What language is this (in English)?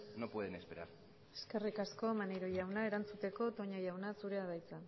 Basque